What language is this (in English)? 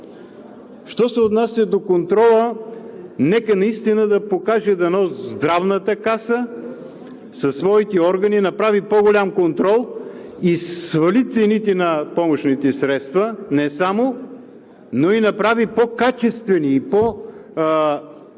Bulgarian